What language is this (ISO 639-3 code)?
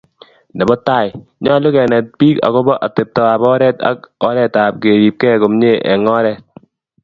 kln